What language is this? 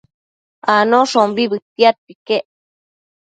Matsés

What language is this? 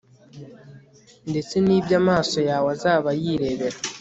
Kinyarwanda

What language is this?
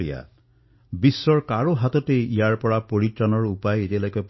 Assamese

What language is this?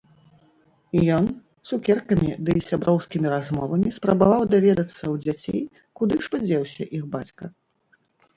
Belarusian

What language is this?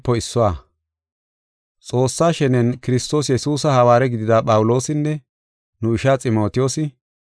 Gofa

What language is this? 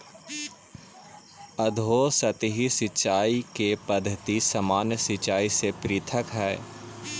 Magahi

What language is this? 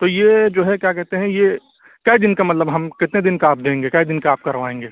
Urdu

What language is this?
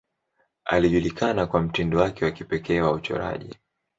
Swahili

